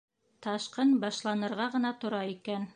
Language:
Bashkir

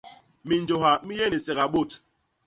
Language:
Basaa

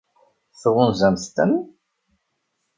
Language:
Kabyle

